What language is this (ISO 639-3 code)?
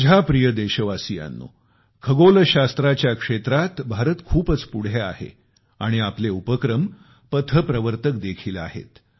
mar